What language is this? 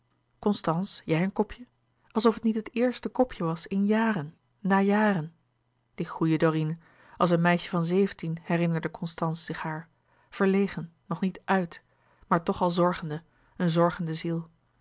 Dutch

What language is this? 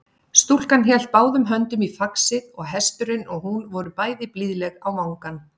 Icelandic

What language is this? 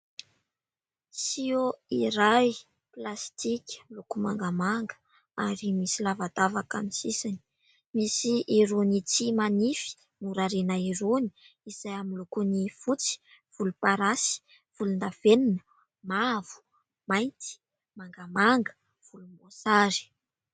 Malagasy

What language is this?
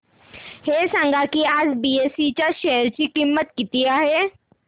Marathi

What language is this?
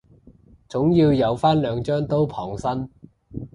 Cantonese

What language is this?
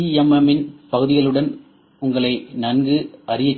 Tamil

